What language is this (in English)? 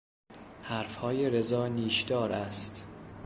Persian